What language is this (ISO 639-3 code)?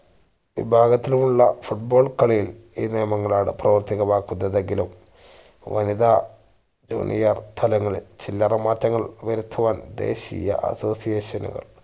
mal